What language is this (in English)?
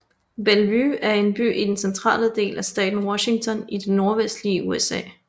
Danish